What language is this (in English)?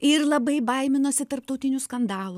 Lithuanian